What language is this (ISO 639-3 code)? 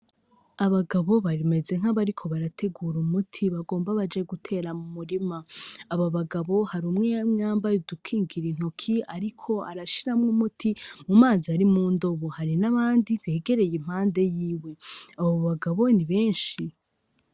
run